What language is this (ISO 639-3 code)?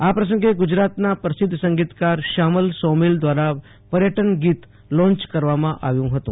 guj